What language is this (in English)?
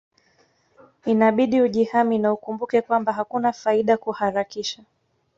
Swahili